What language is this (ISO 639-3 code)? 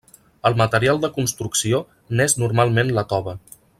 cat